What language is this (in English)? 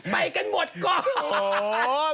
Thai